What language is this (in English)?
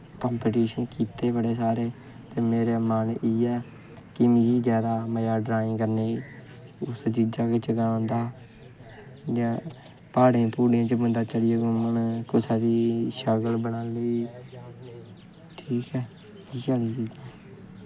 Dogri